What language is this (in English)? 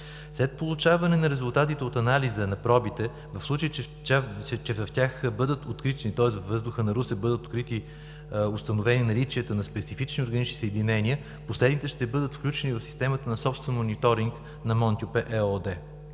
Bulgarian